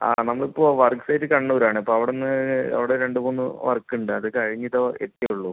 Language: Malayalam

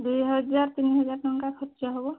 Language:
Odia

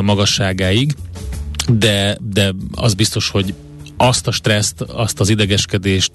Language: Hungarian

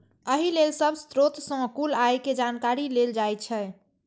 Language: Maithili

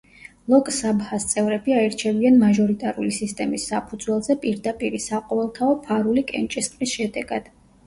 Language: Georgian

